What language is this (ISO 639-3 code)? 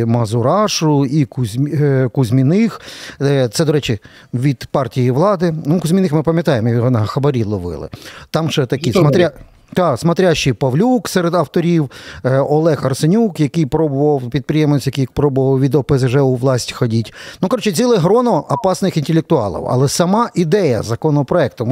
ukr